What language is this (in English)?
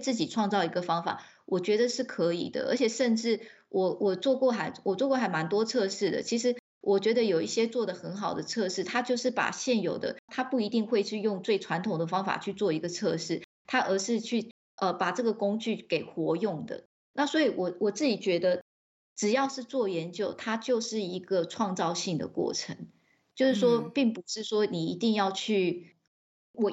Chinese